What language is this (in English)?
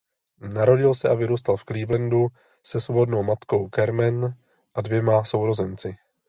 Czech